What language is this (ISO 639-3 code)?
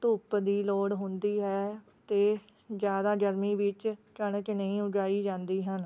pan